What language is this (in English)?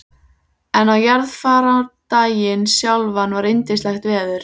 Icelandic